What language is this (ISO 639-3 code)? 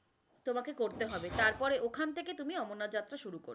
ben